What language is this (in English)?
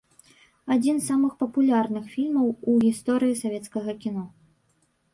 Belarusian